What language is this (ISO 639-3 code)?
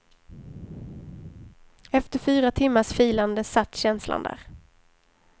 swe